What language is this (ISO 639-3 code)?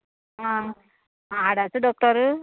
kok